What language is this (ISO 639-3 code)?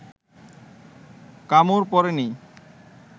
ben